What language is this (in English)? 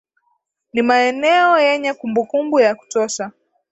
Swahili